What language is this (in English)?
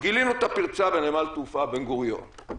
Hebrew